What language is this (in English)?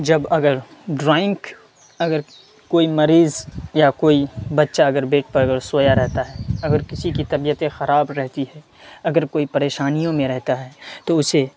Urdu